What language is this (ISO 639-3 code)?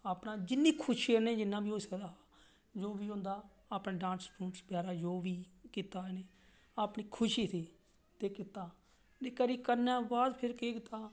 doi